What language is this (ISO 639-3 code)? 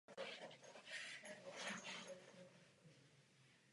ces